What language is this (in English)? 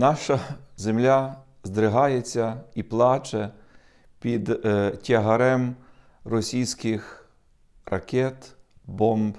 Ukrainian